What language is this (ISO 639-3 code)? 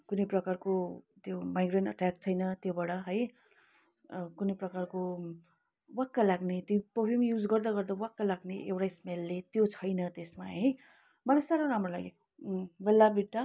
nep